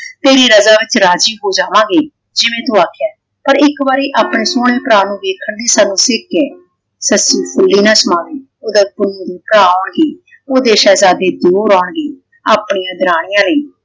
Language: Punjabi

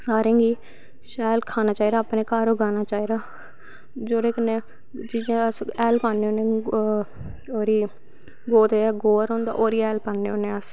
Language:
Dogri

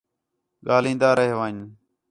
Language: Khetrani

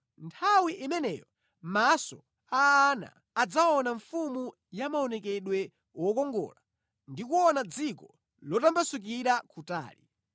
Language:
Nyanja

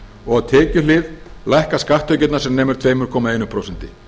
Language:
Icelandic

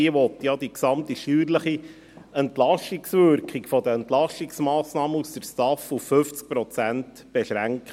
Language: Swiss German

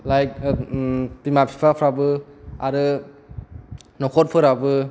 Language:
Bodo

